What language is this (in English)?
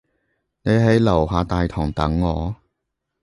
Cantonese